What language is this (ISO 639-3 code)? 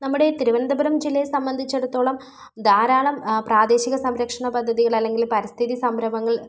mal